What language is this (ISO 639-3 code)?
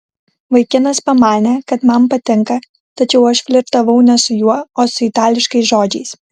lit